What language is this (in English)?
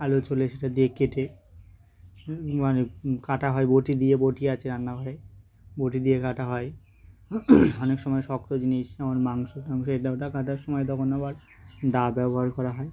Bangla